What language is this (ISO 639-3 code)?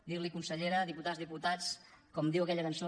cat